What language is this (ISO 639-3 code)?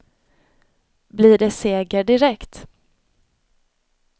swe